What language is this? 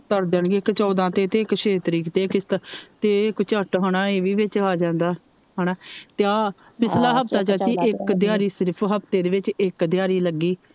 Punjabi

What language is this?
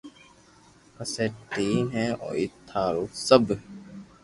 Loarki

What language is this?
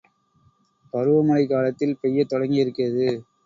Tamil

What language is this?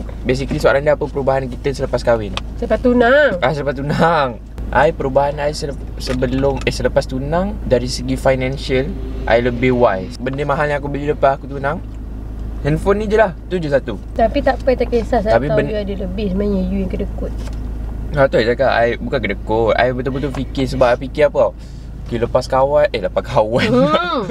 Malay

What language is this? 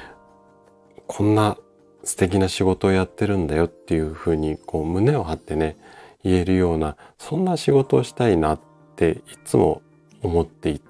Japanese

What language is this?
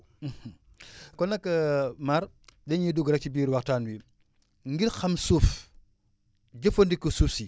Wolof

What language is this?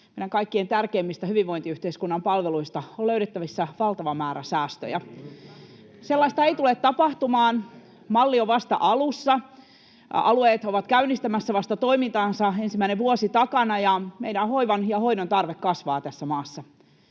Finnish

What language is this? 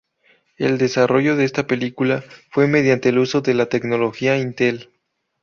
Spanish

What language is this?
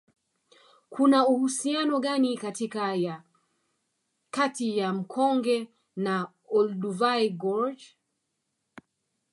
Swahili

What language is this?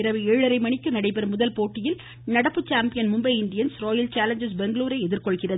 Tamil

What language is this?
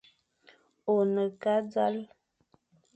Fang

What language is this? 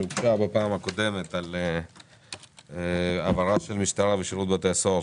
Hebrew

